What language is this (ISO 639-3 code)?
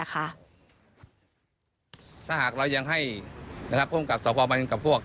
tha